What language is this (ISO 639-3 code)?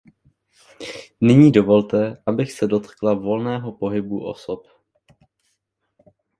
ces